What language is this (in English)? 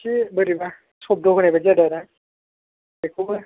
Bodo